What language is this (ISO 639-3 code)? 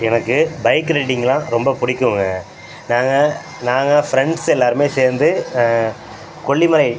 tam